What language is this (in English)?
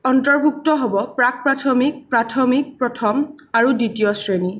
Assamese